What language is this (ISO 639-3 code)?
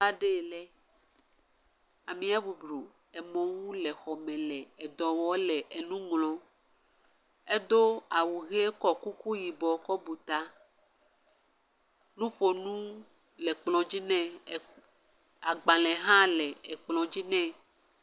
ewe